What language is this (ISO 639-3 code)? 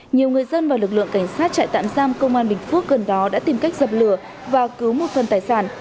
vie